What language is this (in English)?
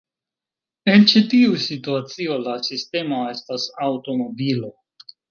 Esperanto